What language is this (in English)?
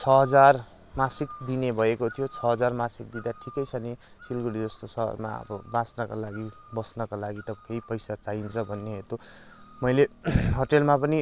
Nepali